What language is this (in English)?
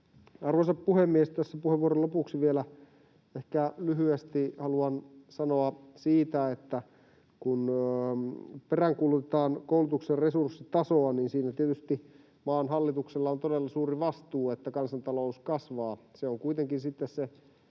Finnish